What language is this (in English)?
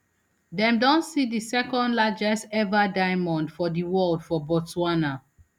Nigerian Pidgin